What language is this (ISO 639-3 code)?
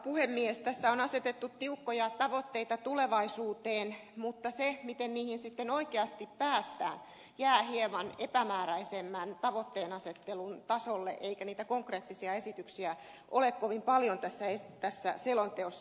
fin